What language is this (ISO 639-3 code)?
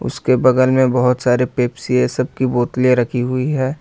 hin